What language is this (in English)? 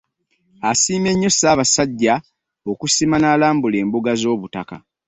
Ganda